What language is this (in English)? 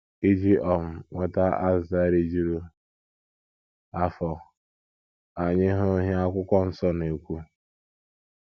Igbo